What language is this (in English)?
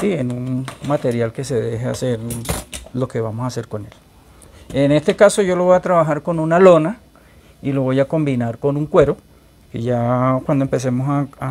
Spanish